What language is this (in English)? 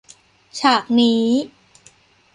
Thai